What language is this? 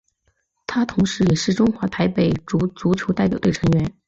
Chinese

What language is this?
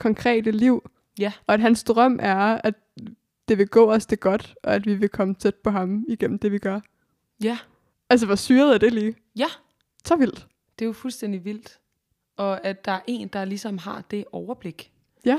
Danish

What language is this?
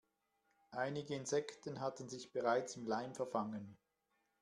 German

